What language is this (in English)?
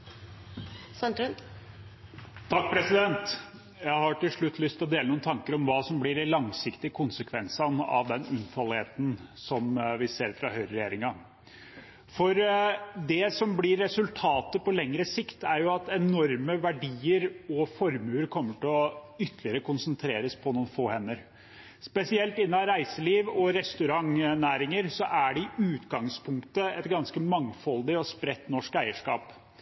Norwegian